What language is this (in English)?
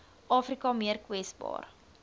Afrikaans